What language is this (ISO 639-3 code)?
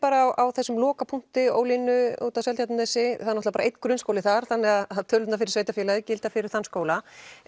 isl